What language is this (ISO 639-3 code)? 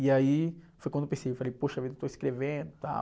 por